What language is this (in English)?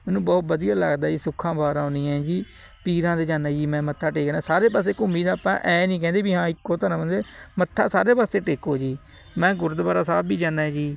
Punjabi